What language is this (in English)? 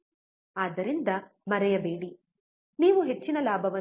Kannada